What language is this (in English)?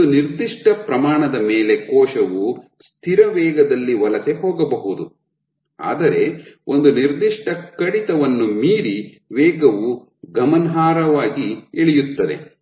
Kannada